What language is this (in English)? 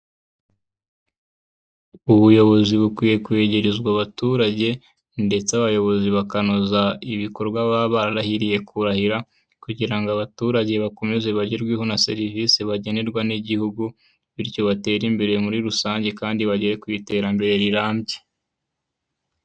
Kinyarwanda